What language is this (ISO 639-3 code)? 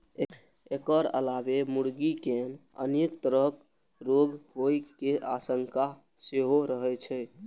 mai